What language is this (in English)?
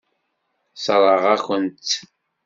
Kabyle